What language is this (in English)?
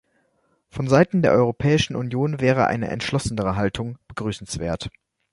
German